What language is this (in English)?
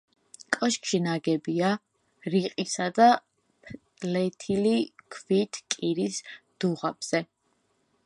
Georgian